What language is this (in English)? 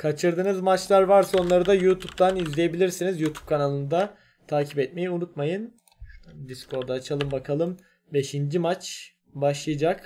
Turkish